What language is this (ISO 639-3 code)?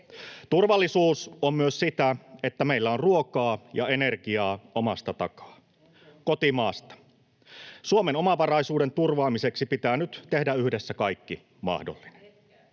fin